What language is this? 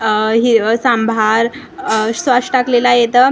Marathi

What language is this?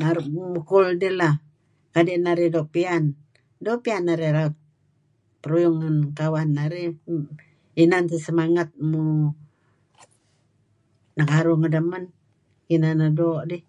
Kelabit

